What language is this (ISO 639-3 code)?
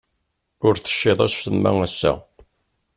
kab